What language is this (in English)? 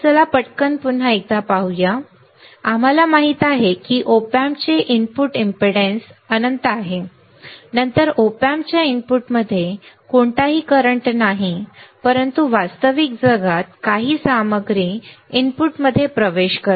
Marathi